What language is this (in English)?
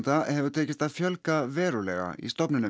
Icelandic